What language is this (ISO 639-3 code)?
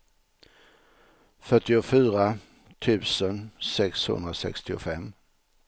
swe